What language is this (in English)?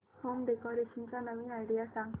Marathi